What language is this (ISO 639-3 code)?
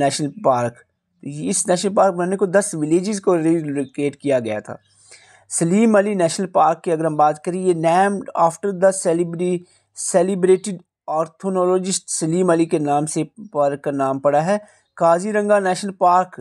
hin